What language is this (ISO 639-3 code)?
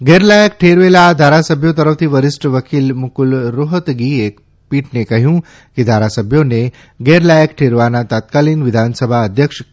guj